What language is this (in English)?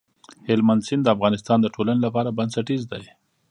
Pashto